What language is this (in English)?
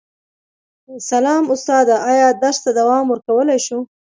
Pashto